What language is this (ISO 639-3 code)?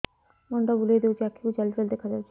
ori